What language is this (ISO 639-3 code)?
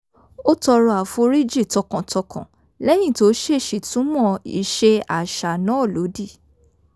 yor